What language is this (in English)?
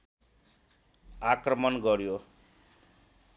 Nepali